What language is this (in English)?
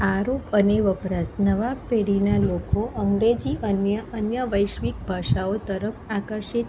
Gujarati